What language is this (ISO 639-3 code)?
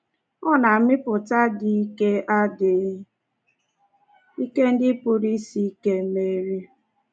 ibo